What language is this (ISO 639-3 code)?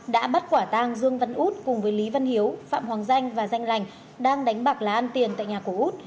vie